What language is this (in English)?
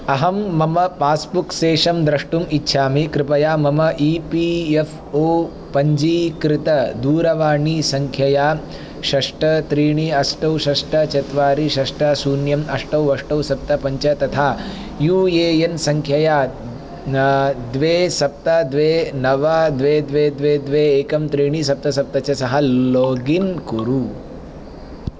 Sanskrit